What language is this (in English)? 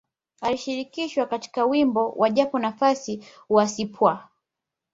Swahili